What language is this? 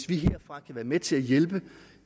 Danish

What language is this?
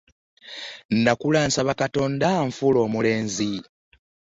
Ganda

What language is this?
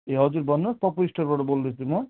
Nepali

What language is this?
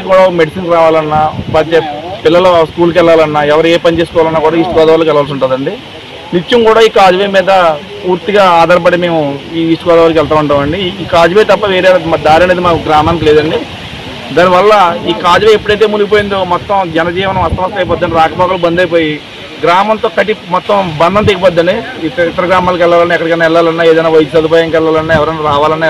Romanian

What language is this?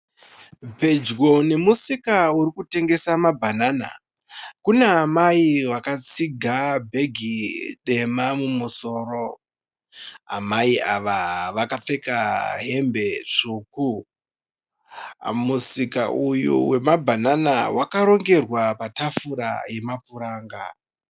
Shona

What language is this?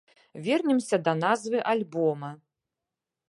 Belarusian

